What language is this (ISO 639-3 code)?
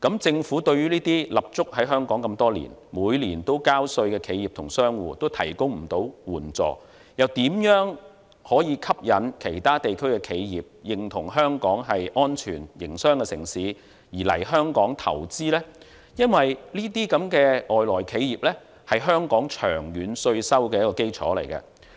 yue